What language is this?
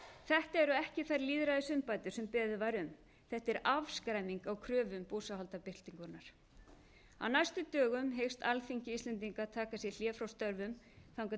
Icelandic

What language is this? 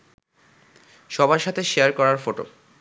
Bangla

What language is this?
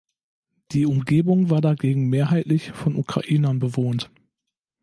German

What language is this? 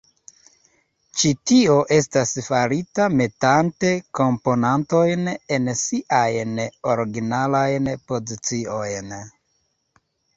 Esperanto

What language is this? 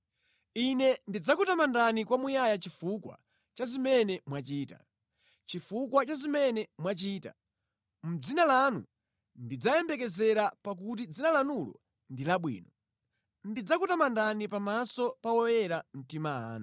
Nyanja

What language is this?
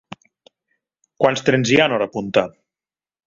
Catalan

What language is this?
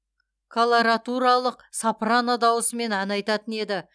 Kazakh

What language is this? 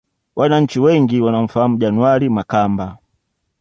Swahili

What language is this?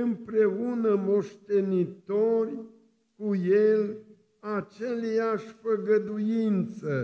Romanian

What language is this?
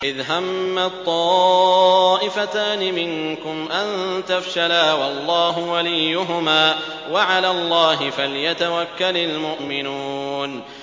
Arabic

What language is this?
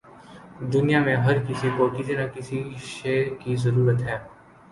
Urdu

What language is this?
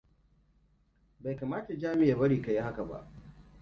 Hausa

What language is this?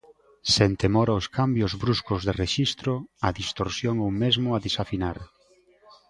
Galician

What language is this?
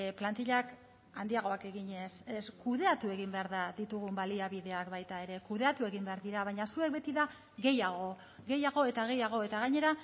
Basque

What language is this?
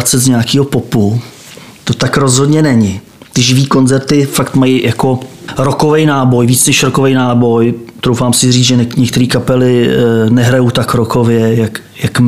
Czech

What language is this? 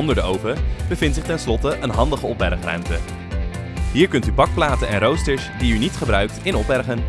Dutch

